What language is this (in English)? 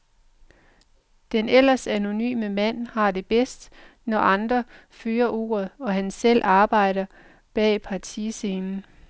Danish